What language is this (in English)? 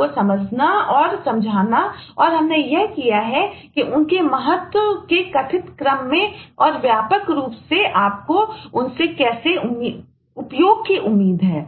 Hindi